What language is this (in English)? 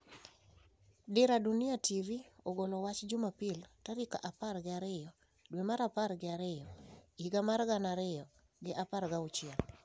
Luo (Kenya and Tanzania)